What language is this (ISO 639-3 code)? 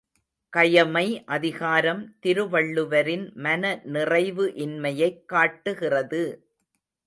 tam